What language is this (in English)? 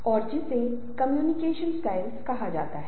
Hindi